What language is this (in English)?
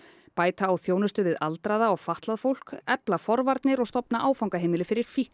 Icelandic